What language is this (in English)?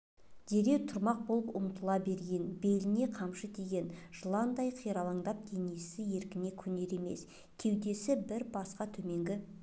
Kazakh